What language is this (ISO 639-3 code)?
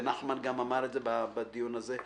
heb